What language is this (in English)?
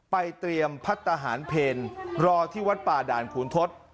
Thai